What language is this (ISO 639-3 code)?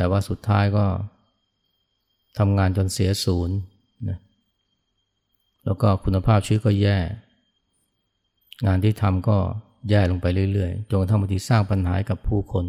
tha